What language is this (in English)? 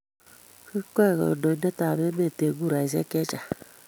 Kalenjin